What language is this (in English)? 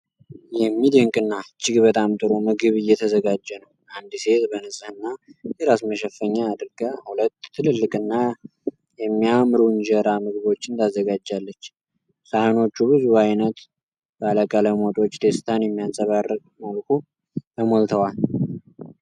Amharic